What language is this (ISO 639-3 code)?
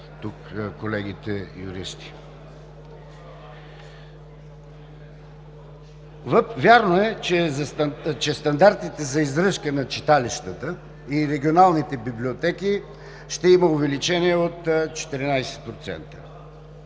bul